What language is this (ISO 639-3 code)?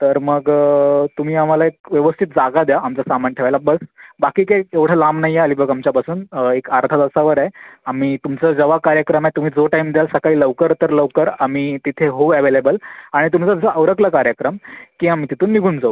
mar